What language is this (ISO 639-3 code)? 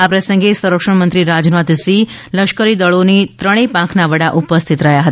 guj